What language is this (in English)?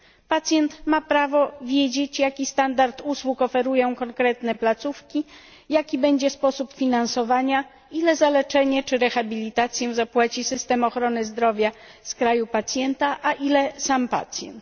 Polish